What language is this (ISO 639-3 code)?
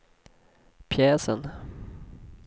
swe